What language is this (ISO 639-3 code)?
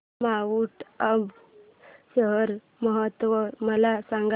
mar